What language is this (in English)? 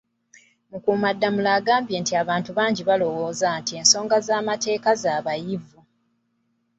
Ganda